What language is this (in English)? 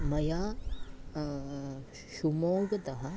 Sanskrit